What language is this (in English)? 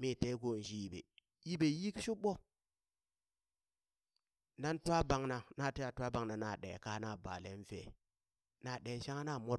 Burak